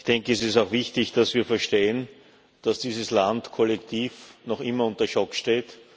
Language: German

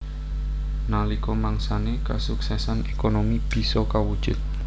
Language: Javanese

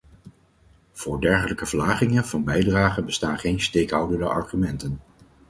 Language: Dutch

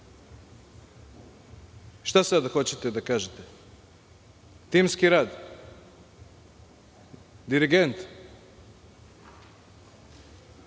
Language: Serbian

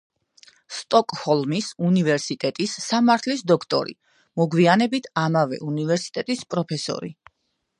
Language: Georgian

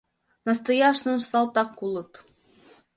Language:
Mari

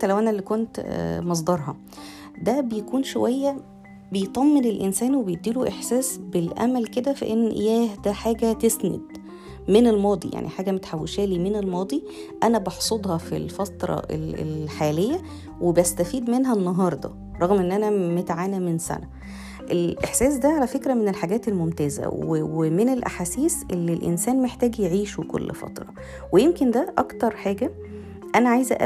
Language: Arabic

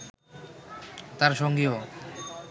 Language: Bangla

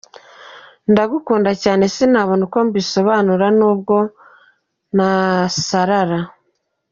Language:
Kinyarwanda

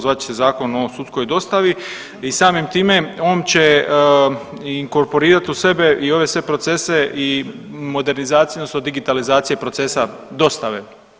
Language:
Croatian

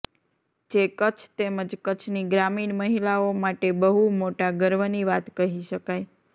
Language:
Gujarati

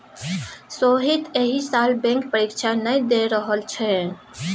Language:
Maithili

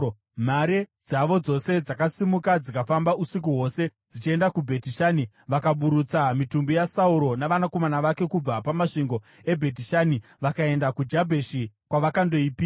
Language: Shona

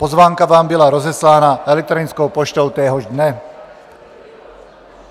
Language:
Czech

